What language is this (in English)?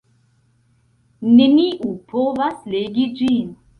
Esperanto